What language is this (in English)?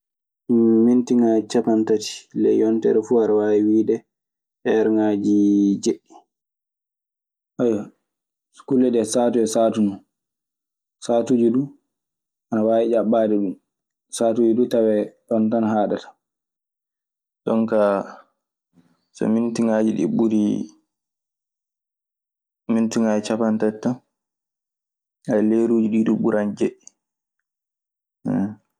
Maasina Fulfulde